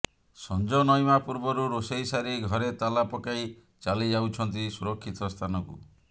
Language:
Odia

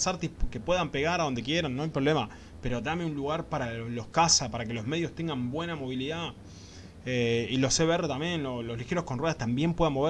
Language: Spanish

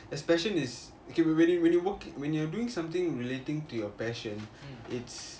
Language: English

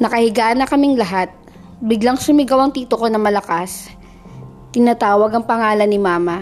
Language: Filipino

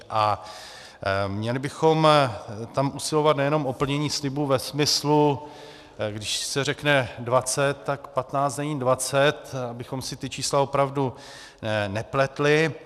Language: Czech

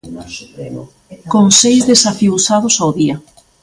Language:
Galician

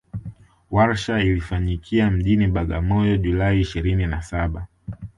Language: Swahili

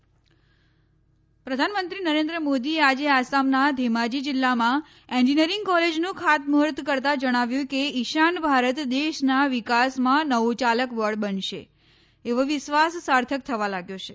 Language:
Gujarati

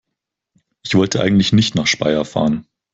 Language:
German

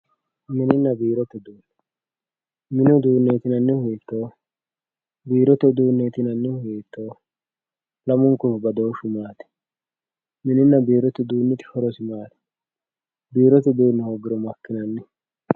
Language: Sidamo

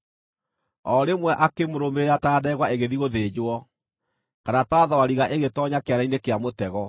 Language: Kikuyu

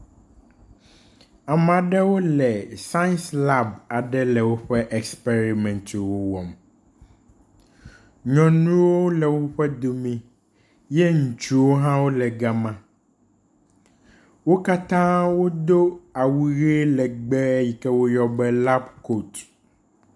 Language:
Ewe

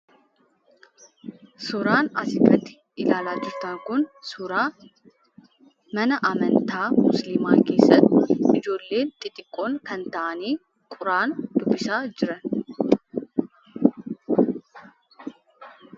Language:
Oromo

